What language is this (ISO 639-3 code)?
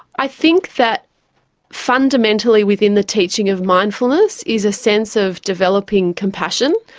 eng